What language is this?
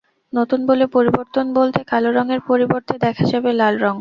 Bangla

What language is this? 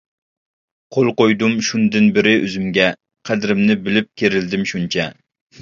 Uyghur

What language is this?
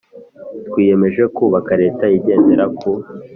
Kinyarwanda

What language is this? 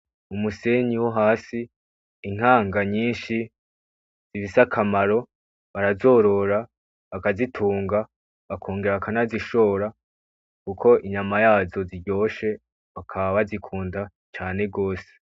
Rundi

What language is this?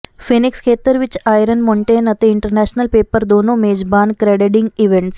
Punjabi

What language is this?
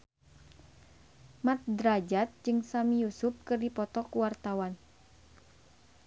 Sundanese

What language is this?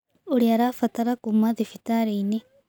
Kikuyu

